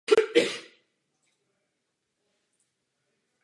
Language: Czech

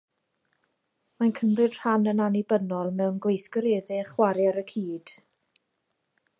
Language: Welsh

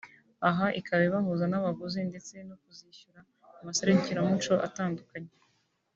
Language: Kinyarwanda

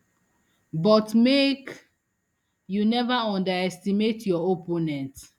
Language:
Nigerian Pidgin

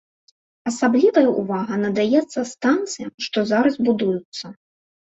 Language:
Belarusian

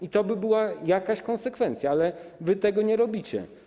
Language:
Polish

